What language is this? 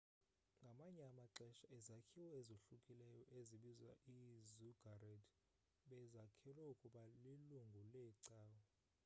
Xhosa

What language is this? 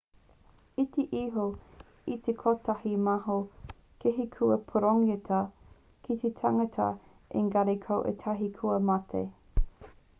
Māori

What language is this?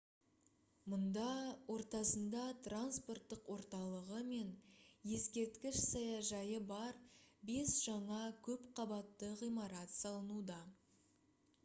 Kazakh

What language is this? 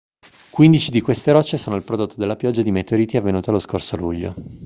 Italian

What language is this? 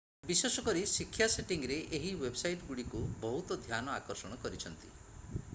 Odia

